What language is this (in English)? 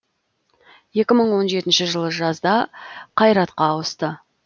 Kazakh